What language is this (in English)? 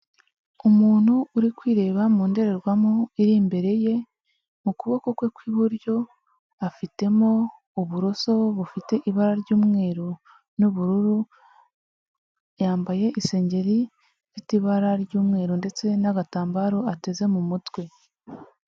Kinyarwanda